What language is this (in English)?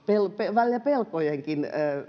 Finnish